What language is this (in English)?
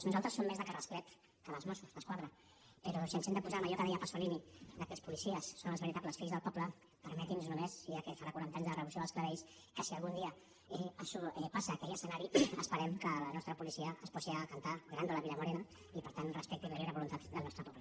Catalan